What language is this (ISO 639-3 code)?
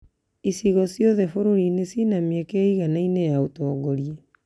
kik